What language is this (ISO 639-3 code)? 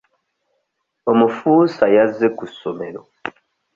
lug